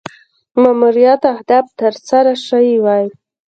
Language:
Pashto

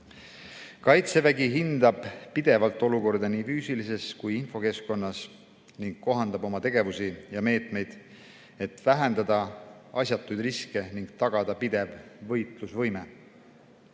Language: Estonian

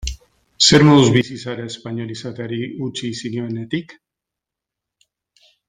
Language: Basque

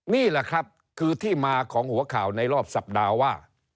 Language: Thai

